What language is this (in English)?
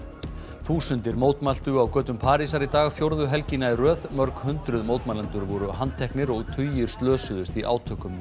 Icelandic